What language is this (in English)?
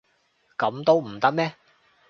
Cantonese